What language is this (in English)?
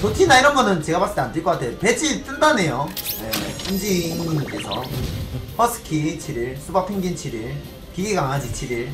Korean